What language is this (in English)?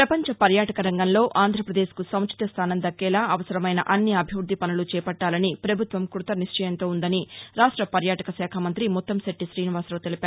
Telugu